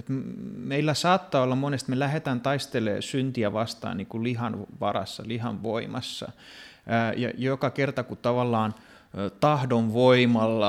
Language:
Finnish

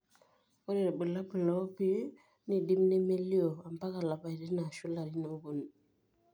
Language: Masai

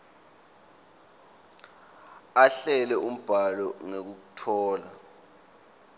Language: Swati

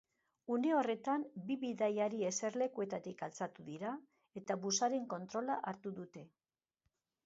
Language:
Basque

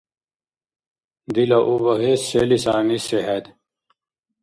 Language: Dargwa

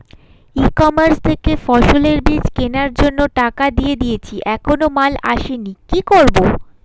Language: Bangla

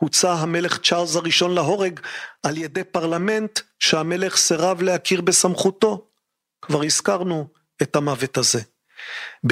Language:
Hebrew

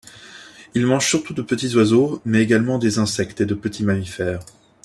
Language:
French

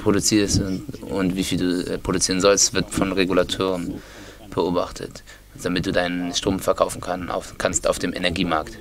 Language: German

